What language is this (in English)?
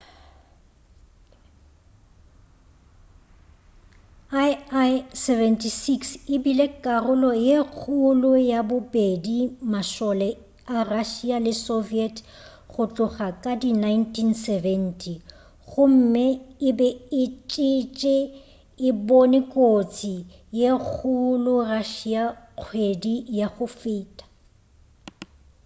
Northern Sotho